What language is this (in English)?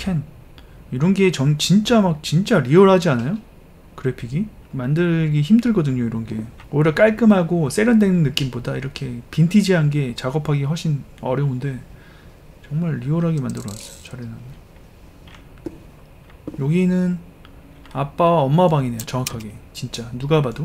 Korean